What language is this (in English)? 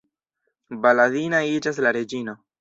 Esperanto